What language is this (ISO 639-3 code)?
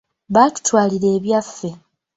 lug